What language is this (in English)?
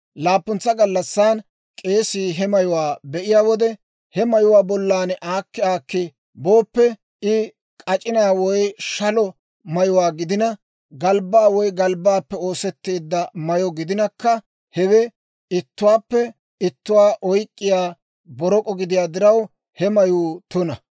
Dawro